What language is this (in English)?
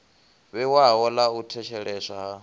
Venda